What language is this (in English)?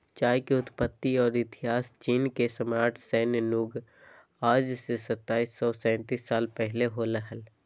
Magahi